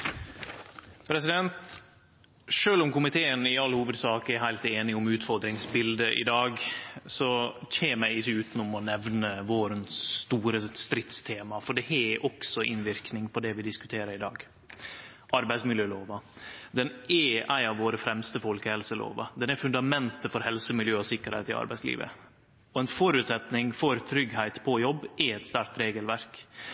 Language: Norwegian Nynorsk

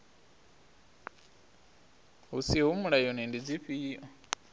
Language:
Venda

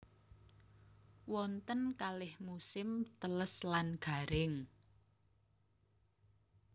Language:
Javanese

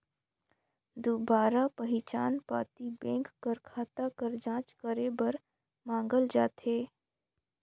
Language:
Chhattisgarhi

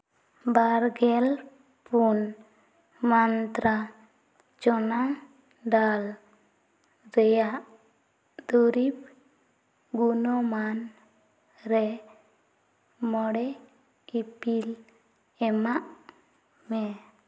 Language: Santali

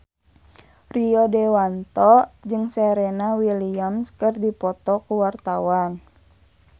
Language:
Sundanese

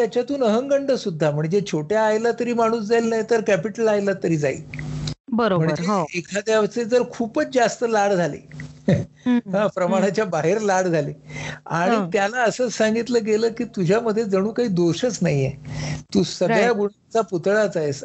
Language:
Marathi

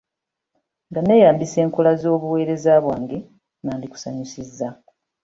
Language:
Ganda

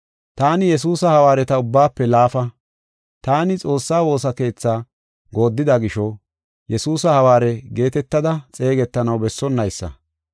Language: Gofa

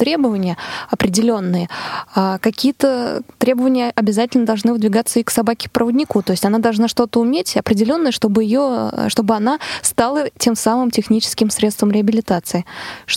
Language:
Russian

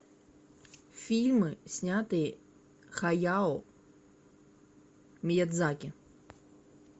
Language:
Russian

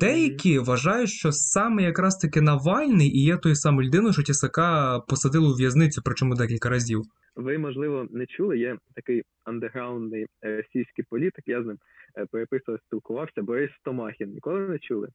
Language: Ukrainian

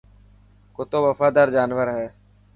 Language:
Dhatki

